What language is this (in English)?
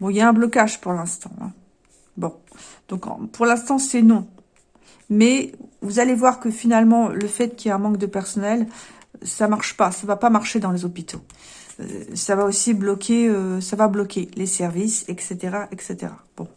French